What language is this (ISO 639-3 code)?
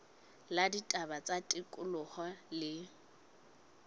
sot